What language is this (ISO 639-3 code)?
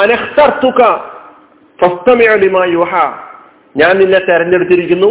mal